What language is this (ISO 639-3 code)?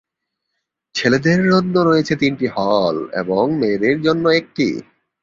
ben